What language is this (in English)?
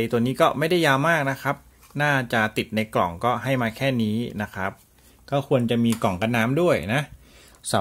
Thai